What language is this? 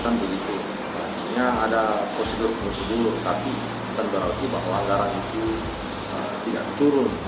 Indonesian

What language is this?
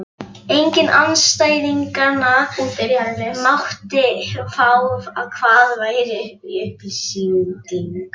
Icelandic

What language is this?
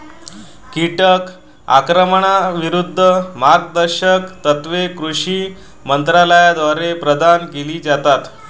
Marathi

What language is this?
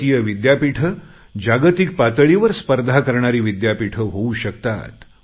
Marathi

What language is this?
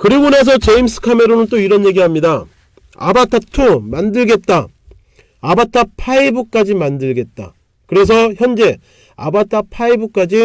Korean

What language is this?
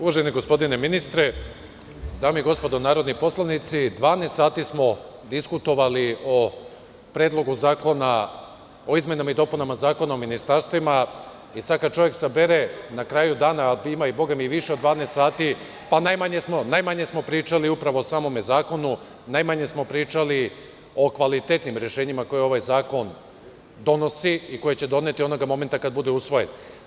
Serbian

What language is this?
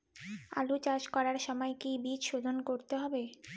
Bangla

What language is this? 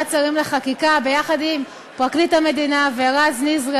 Hebrew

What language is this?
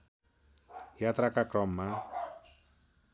Nepali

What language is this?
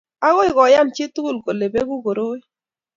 Kalenjin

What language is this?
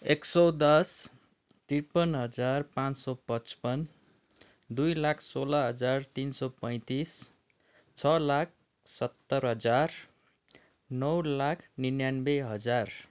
Nepali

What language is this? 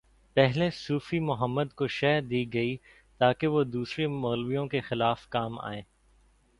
Urdu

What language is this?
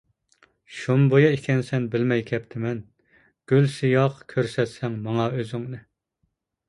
Uyghur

